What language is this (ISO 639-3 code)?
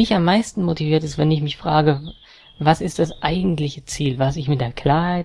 deu